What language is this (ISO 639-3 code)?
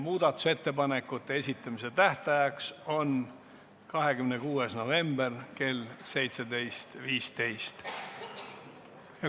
est